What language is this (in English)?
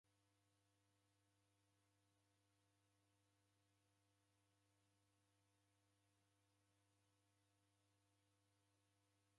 Taita